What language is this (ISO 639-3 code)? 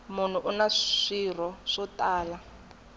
tso